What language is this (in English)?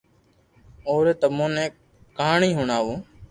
Loarki